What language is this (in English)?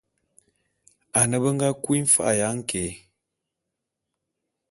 Bulu